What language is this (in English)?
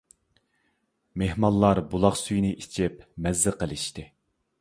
Uyghur